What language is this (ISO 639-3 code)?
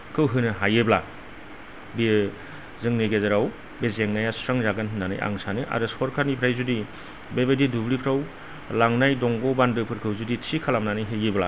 brx